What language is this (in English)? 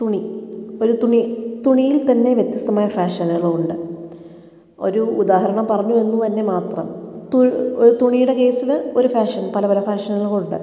Malayalam